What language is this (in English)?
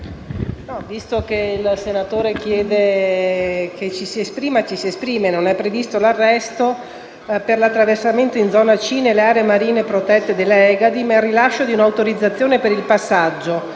Italian